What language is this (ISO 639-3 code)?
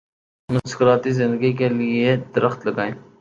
urd